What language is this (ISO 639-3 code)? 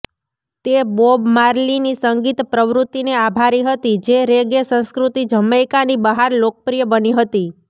guj